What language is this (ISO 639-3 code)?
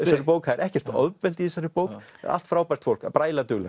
isl